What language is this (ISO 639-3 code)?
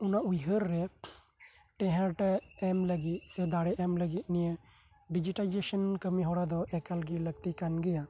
sat